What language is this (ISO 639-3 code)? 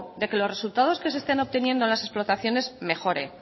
spa